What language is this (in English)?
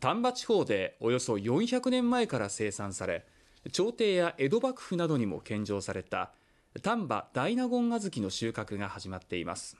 Japanese